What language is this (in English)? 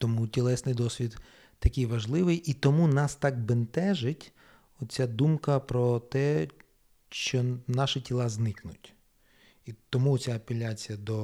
Ukrainian